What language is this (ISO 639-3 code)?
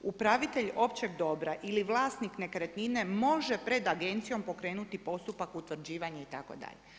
hrv